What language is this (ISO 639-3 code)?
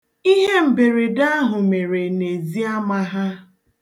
ibo